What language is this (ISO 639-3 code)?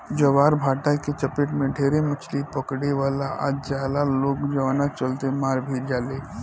bho